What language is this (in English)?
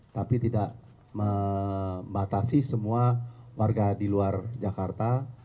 Indonesian